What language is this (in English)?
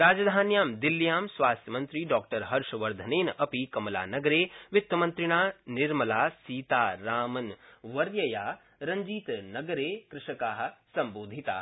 Sanskrit